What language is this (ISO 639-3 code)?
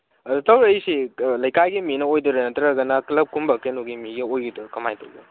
mni